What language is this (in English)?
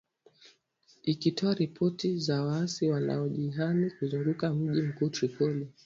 Swahili